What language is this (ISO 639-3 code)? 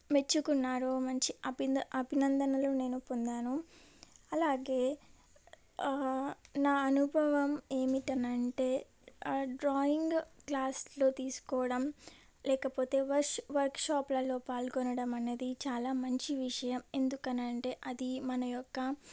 tel